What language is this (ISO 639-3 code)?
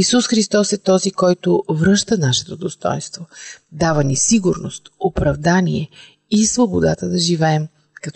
bul